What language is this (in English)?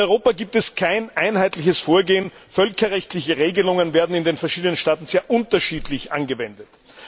German